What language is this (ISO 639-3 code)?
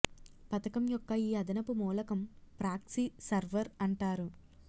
tel